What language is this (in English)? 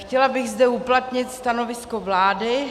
Czech